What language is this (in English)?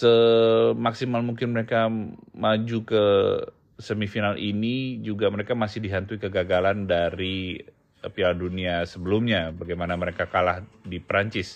Indonesian